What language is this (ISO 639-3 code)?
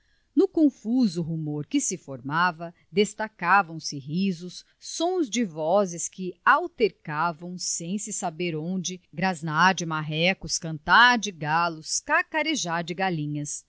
por